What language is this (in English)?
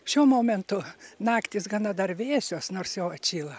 Lithuanian